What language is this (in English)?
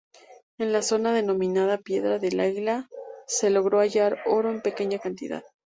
Spanish